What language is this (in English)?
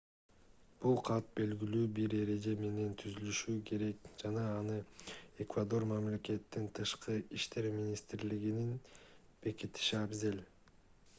Kyrgyz